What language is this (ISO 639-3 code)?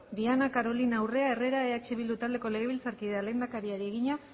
eus